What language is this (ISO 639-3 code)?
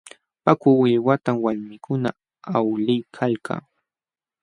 qxw